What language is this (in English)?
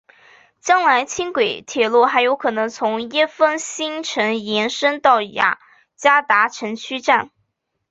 Chinese